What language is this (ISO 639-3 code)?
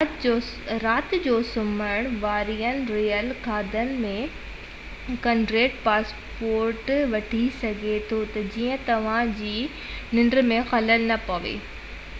snd